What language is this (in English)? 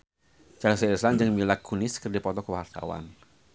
Sundanese